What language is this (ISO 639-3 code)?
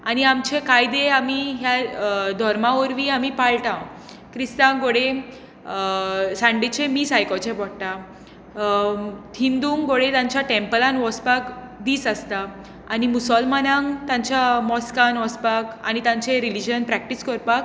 kok